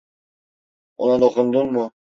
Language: Turkish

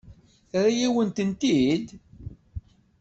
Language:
Kabyle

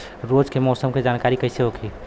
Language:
Bhojpuri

